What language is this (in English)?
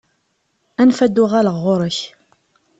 Kabyle